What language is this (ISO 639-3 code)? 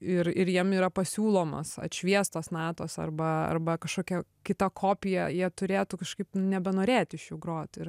lit